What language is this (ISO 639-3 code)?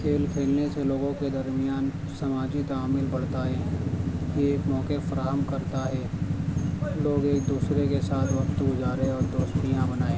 urd